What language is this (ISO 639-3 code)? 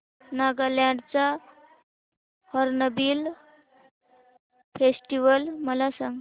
mar